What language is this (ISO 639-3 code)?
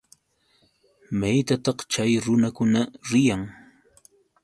qux